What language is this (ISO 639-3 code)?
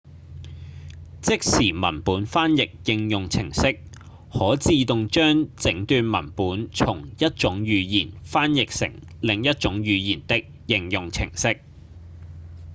yue